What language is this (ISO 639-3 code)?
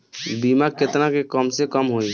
bho